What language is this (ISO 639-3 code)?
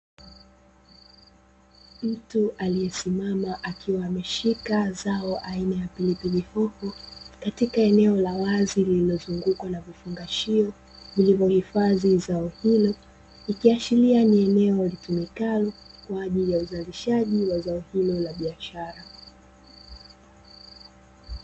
swa